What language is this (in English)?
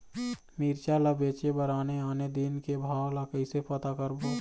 Chhattisgarhi